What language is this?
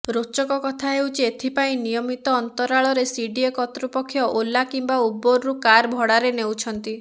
Odia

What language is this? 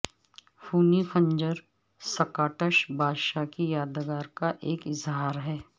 Urdu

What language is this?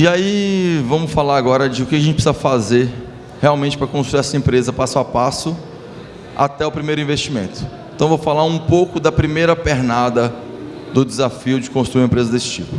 Portuguese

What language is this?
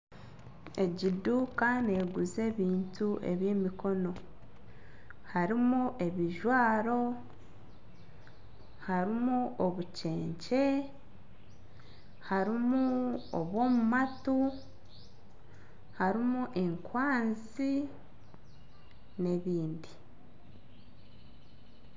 Nyankole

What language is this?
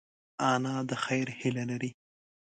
Pashto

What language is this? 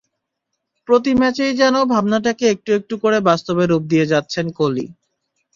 Bangla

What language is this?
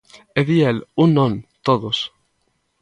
Galician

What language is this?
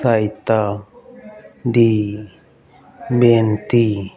Punjabi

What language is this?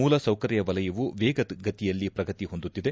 Kannada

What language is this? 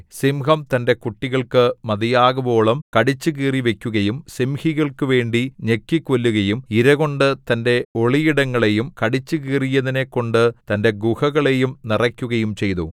Malayalam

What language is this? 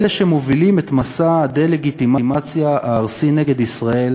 Hebrew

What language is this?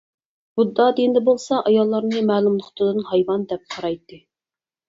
Uyghur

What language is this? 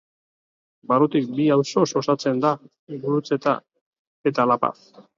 Basque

